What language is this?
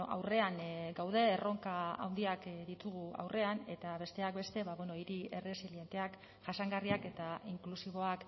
Basque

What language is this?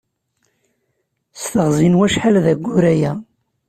Kabyle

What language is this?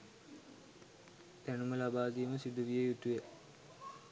Sinhala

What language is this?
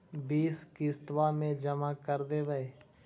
Magahi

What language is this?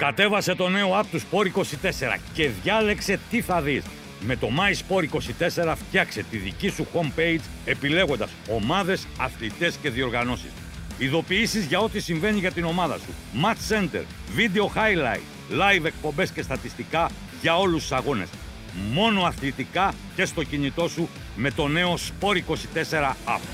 Greek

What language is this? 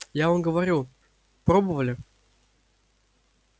Russian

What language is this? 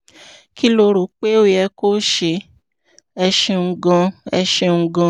Yoruba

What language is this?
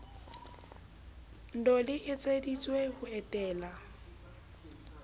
Southern Sotho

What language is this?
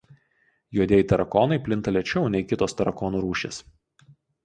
Lithuanian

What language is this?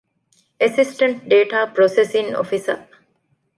Divehi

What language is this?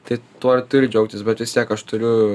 Lithuanian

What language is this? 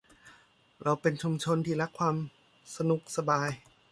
Thai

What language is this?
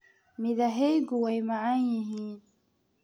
Somali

